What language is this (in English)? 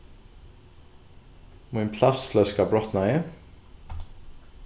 Faroese